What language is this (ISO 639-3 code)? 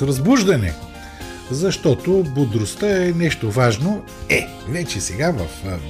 bul